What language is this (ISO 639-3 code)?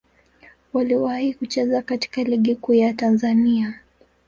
swa